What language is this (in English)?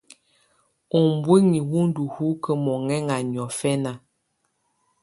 Tunen